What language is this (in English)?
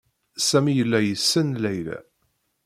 Kabyle